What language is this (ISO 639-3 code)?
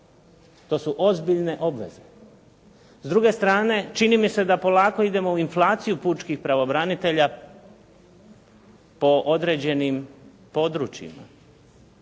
hrv